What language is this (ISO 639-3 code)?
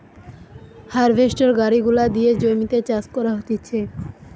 ben